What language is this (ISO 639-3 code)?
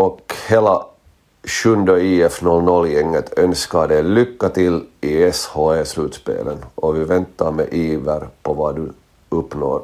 swe